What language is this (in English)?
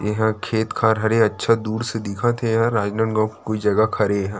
Chhattisgarhi